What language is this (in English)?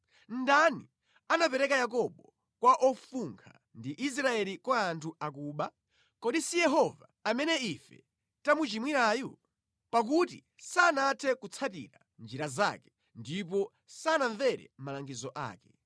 Nyanja